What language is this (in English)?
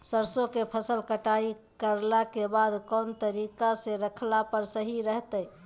Magahi